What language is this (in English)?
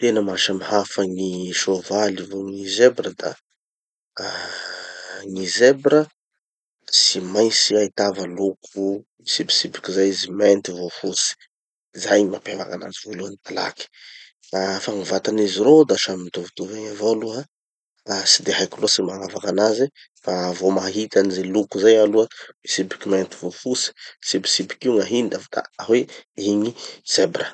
Tanosy Malagasy